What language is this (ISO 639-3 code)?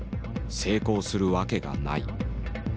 jpn